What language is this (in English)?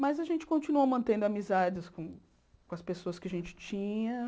Portuguese